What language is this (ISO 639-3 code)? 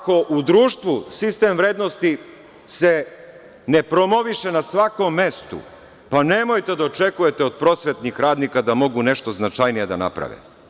srp